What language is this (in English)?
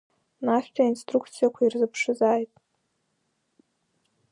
Abkhazian